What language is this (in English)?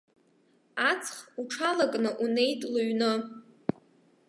Abkhazian